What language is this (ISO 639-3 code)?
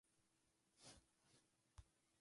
ces